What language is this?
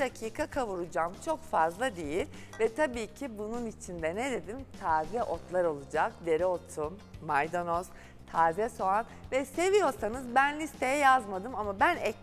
Turkish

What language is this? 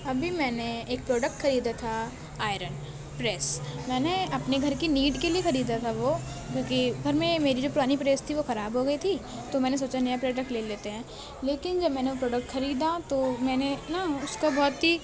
Urdu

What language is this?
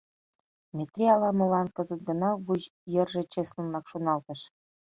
Mari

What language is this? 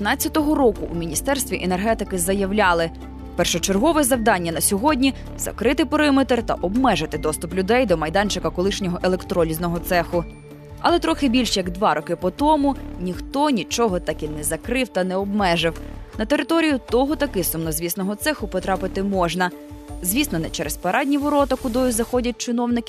Ukrainian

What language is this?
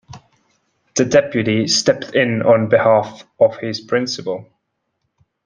English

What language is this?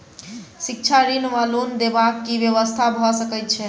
Maithili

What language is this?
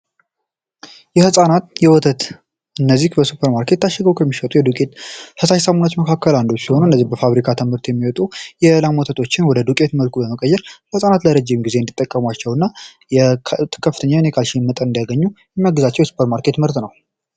Amharic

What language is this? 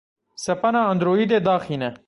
Kurdish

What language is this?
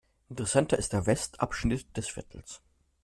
German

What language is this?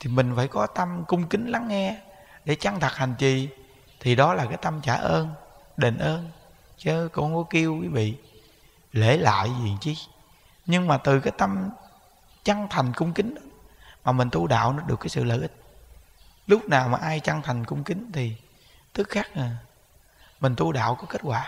Vietnamese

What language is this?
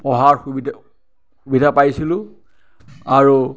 Assamese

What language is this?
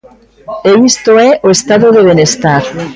Galician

